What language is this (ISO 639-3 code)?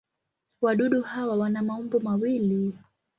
swa